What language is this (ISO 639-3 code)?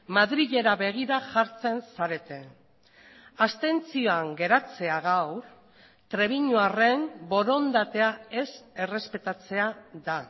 eus